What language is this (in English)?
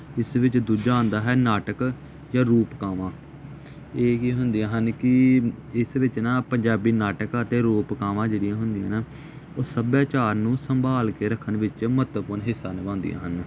Punjabi